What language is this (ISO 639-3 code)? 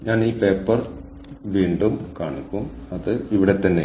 mal